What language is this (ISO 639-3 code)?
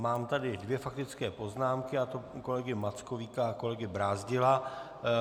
ces